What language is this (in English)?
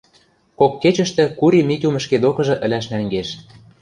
Western Mari